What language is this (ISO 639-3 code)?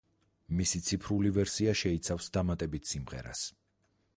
kat